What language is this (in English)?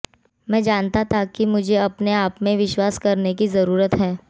Hindi